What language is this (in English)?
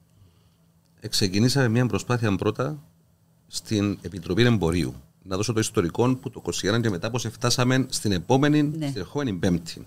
Greek